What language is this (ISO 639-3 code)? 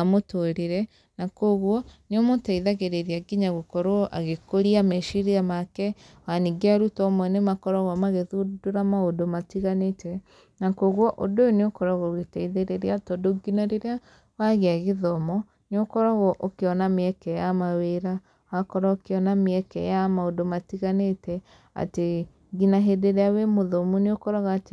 kik